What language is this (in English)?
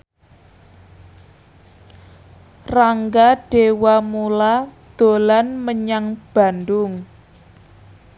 Javanese